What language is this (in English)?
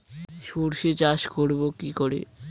Bangla